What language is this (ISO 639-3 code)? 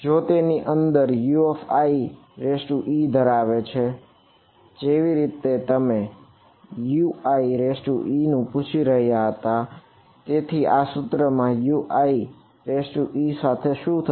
guj